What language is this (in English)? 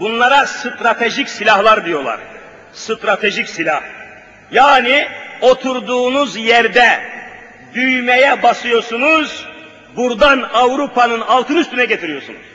Turkish